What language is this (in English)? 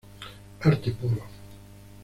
Spanish